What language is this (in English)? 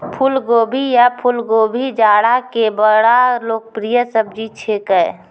Maithili